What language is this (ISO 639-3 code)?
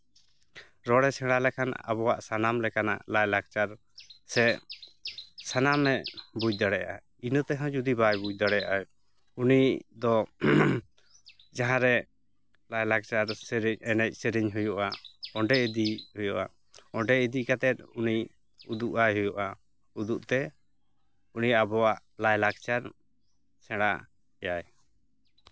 sat